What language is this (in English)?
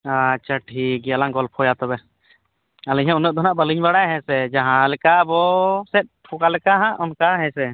Santali